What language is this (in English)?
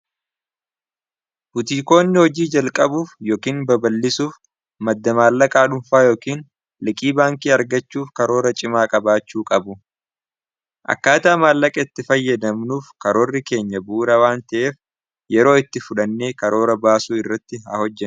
Oromo